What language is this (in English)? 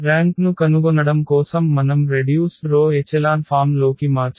Telugu